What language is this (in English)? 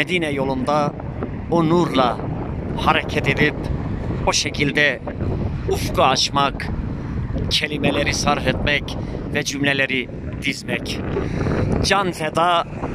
Turkish